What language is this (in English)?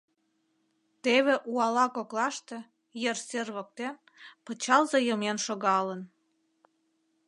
Mari